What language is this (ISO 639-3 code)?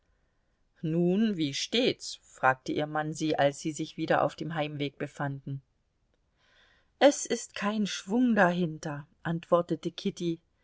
deu